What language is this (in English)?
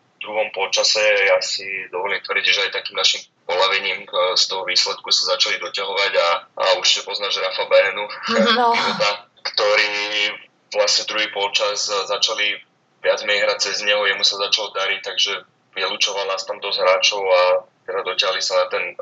Slovak